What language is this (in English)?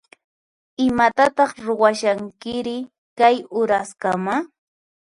Puno Quechua